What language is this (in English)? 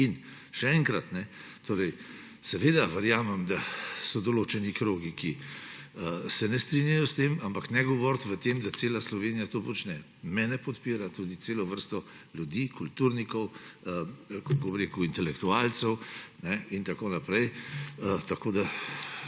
Slovenian